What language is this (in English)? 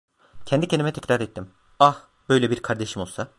Turkish